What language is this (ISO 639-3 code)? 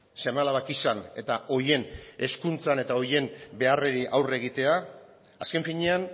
eus